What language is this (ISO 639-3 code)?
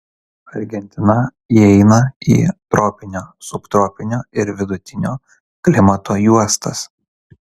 lit